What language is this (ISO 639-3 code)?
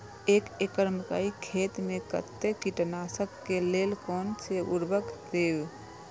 mai